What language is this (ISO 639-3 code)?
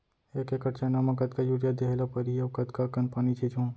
hne